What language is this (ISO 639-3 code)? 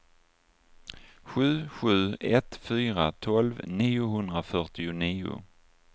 swe